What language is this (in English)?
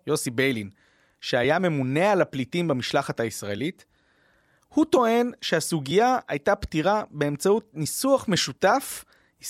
Hebrew